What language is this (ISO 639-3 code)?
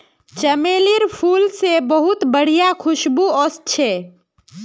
mag